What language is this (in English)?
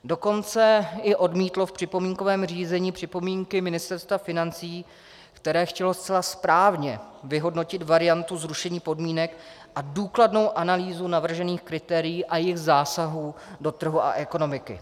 Czech